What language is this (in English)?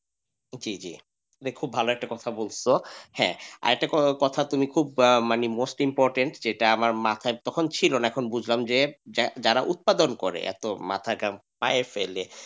Bangla